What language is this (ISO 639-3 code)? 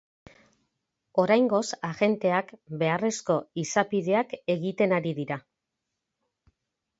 eus